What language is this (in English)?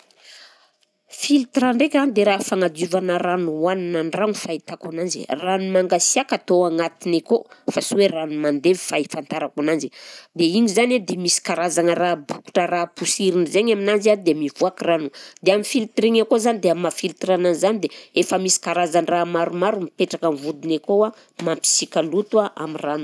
Southern Betsimisaraka Malagasy